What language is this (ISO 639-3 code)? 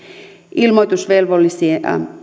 fin